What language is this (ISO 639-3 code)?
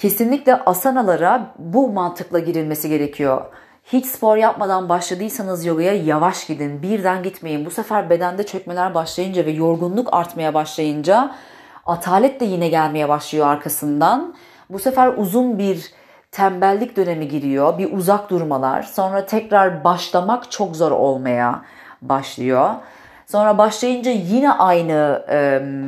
tur